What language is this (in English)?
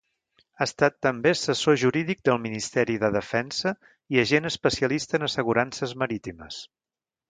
Catalan